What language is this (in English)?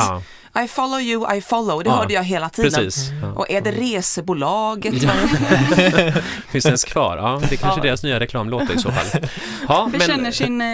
Swedish